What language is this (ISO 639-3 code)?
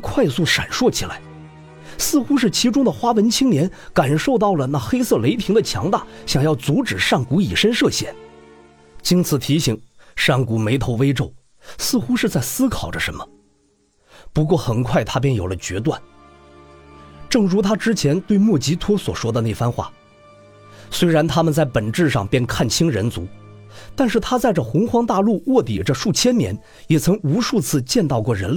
zho